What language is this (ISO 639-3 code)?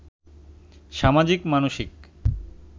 ben